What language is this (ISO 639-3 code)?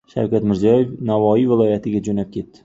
uzb